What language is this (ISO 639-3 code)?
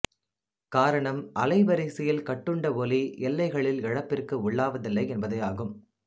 tam